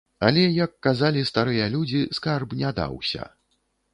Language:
Belarusian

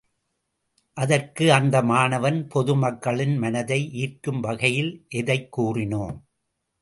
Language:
Tamil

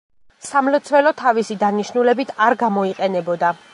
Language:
Georgian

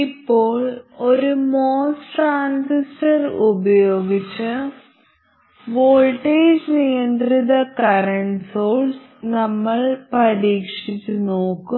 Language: Malayalam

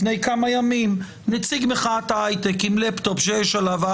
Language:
Hebrew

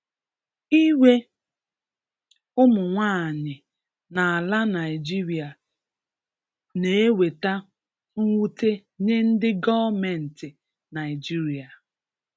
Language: Igbo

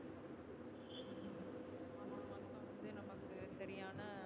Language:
Tamil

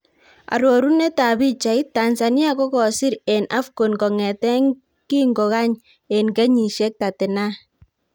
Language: Kalenjin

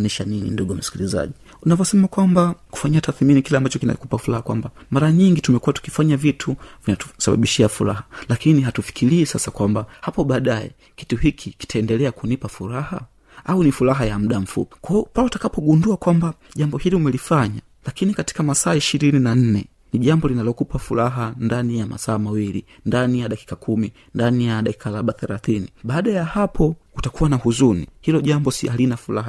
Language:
Swahili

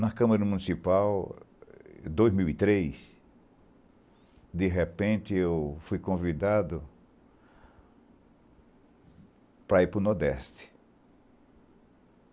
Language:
Portuguese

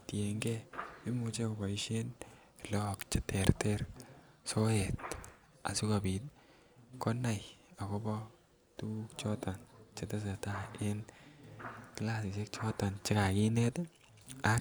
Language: Kalenjin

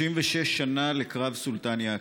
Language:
Hebrew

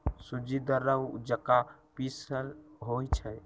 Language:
Magahi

